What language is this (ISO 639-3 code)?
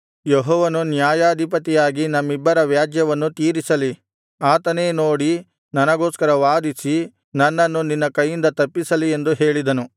kan